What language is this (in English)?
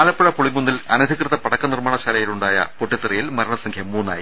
Malayalam